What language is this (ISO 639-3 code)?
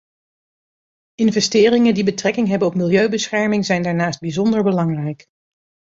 nld